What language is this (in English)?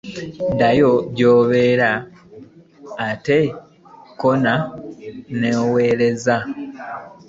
Ganda